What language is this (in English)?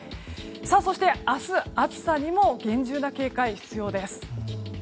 Japanese